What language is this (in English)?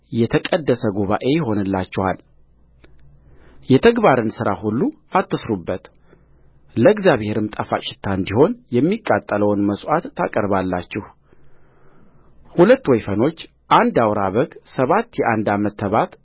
Amharic